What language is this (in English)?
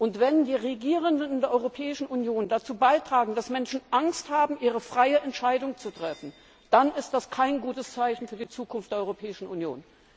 German